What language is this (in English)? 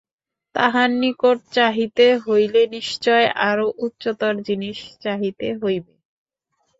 Bangla